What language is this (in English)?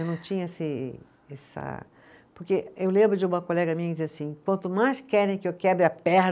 Portuguese